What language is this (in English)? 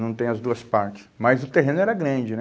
Portuguese